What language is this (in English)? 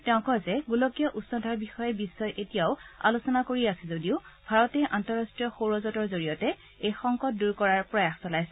Assamese